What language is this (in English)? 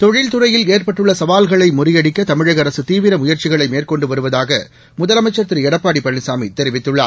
Tamil